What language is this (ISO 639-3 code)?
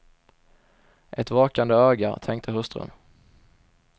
swe